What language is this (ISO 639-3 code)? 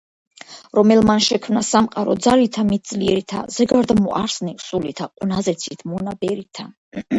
kat